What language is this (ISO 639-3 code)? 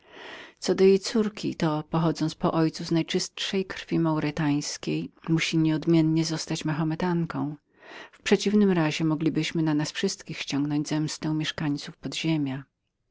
pol